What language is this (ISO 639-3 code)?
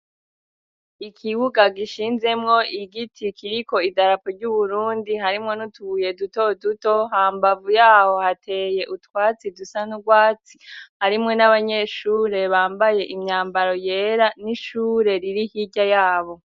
run